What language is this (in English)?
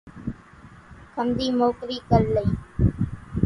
Kachi Koli